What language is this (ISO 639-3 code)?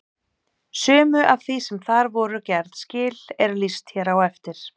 isl